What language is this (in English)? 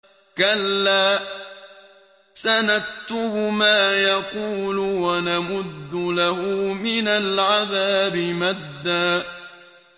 Arabic